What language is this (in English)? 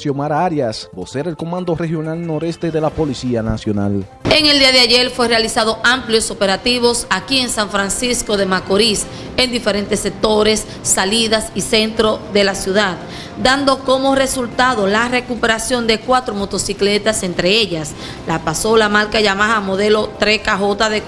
Spanish